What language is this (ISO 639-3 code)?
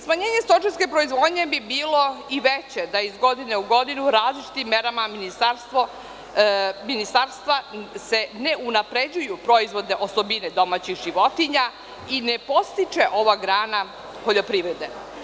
srp